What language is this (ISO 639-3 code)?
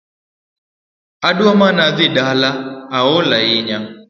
luo